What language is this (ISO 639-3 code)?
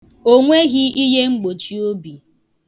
ibo